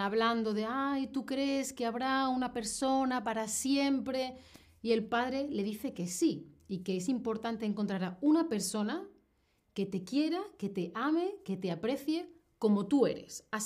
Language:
Spanish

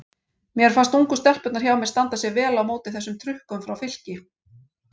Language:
Icelandic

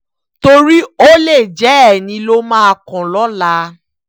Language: Yoruba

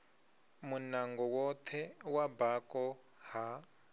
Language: Venda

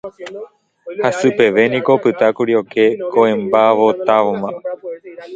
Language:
Guarani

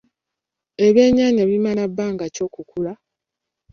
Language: Ganda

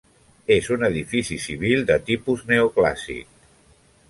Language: Catalan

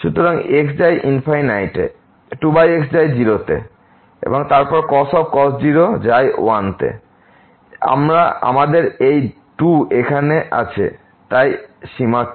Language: Bangla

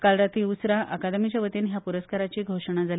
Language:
Konkani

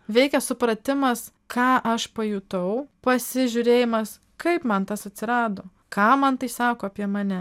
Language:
Lithuanian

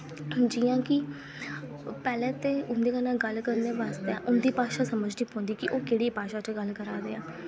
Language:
Dogri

